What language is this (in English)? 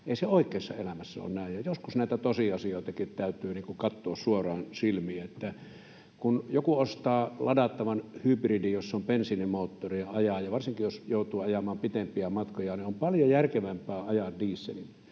Finnish